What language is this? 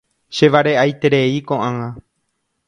Guarani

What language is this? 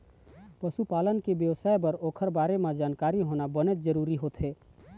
Chhattisgarhi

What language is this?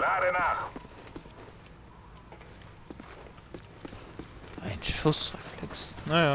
German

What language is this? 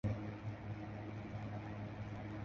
Chinese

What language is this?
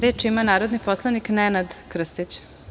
Serbian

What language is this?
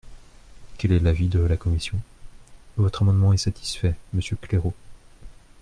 French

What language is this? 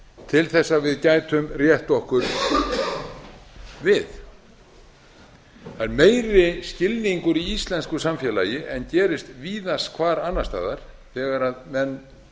Icelandic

